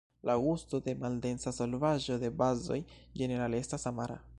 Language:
Esperanto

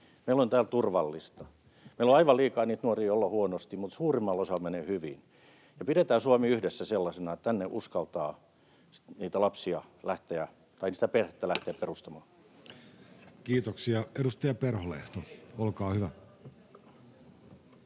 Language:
Finnish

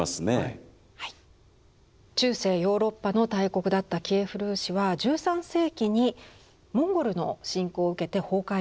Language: Japanese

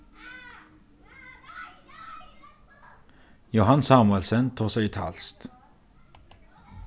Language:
Faroese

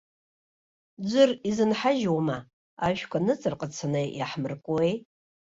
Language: Abkhazian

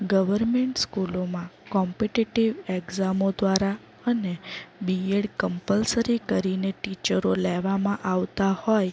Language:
Gujarati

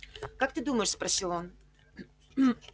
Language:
Russian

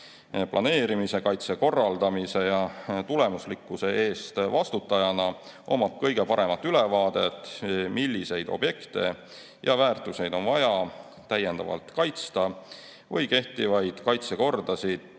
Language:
Estonian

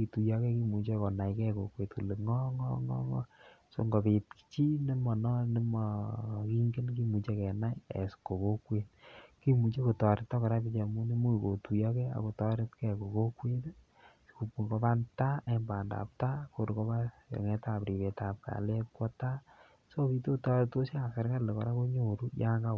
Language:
Kalenjin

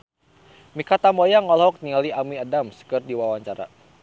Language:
Sundanese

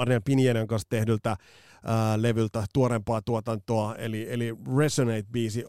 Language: Finnish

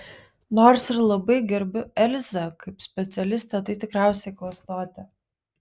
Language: Lithuanian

